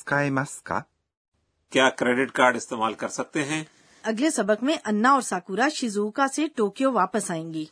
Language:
Urdu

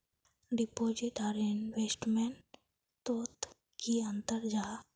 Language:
Magahi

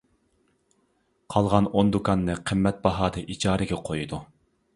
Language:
Uyghur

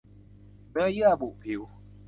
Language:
Thai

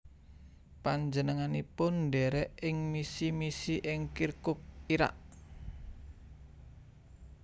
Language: Javanese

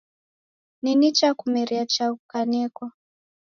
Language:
Taita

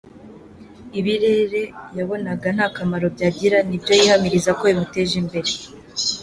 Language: Kinyarwanda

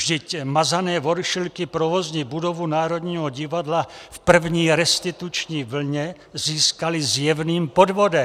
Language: Czech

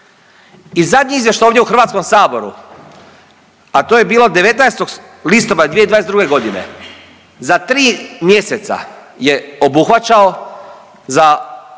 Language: Croatian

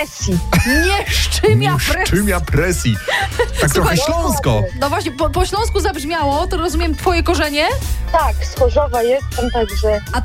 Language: Polish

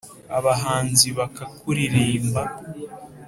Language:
Kinyarwanda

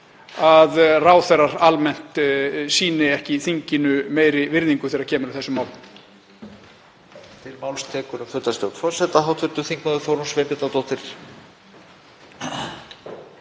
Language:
Icelandic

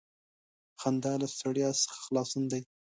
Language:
Pashto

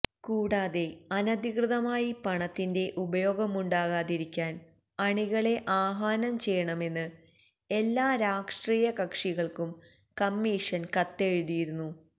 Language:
Malayalam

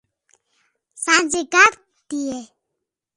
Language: Khetrani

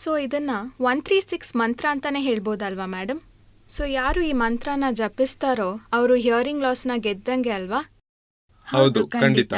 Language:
Kannada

